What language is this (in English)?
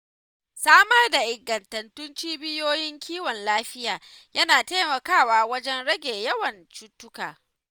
Hausa